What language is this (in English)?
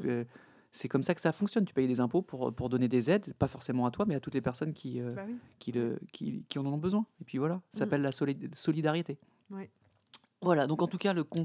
French